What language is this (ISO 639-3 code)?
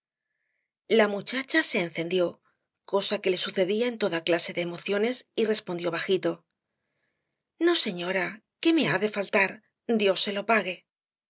spa